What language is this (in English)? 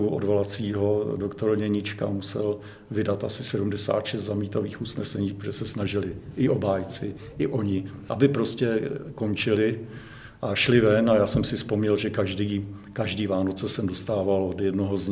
Czech